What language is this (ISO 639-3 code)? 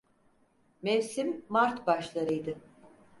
tur